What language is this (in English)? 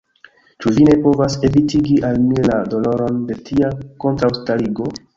Esperanto